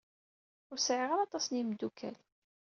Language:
Kabyle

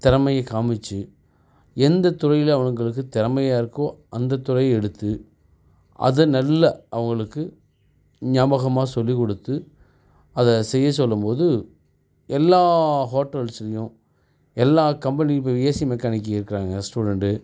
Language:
Tamil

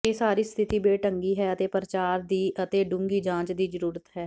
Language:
Punjabi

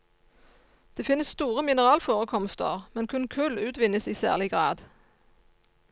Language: Norwegian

